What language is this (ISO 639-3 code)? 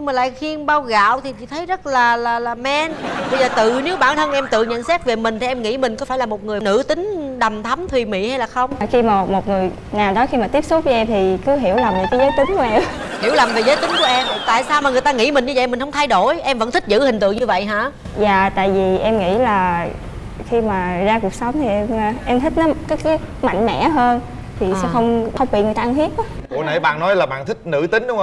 vie